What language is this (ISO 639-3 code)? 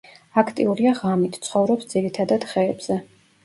kat